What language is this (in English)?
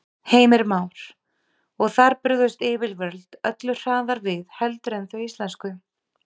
Icelandic